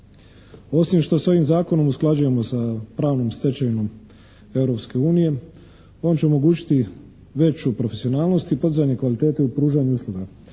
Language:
Croatian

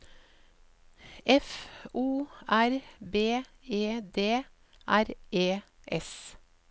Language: Norwegian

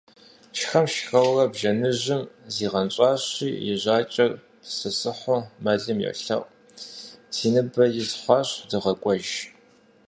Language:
Kabardian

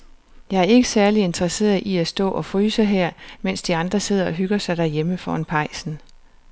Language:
Danish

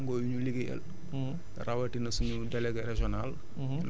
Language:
Wolof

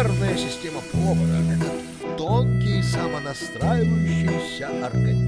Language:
Russian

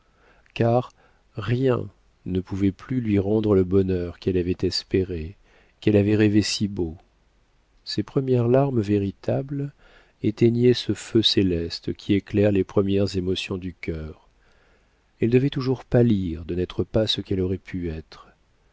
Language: French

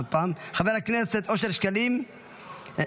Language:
Hebrew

